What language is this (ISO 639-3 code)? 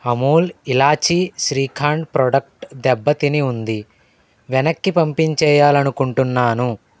tel